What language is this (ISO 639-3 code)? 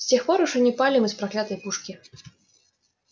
rus